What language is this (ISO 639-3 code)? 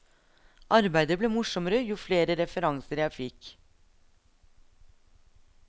nor